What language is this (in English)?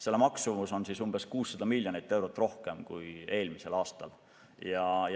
Estonian